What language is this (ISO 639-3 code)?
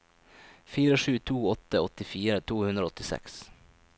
nor